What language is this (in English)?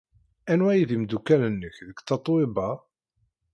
Kabyle